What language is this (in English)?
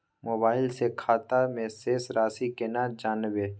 Maithili